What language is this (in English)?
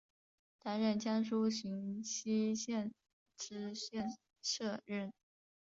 Chinese